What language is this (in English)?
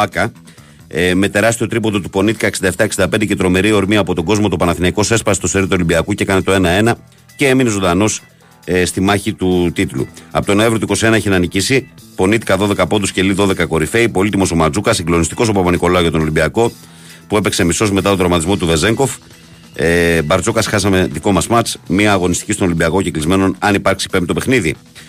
Greek